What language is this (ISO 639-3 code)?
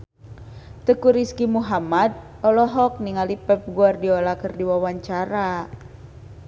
sun